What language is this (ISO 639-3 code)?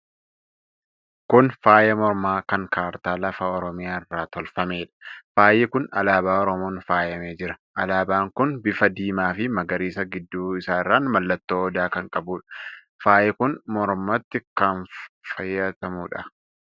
orm